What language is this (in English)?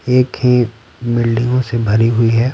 Hindi